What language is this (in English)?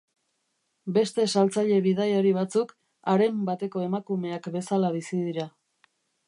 Basque